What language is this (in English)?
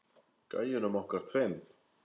Icelandic